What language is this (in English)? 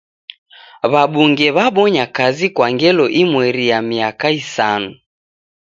Taita